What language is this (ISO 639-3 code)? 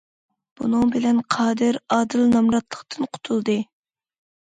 uig